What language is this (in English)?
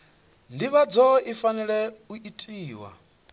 Venda